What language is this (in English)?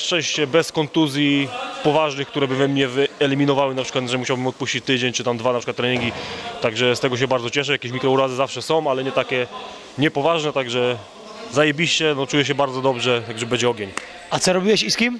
Polish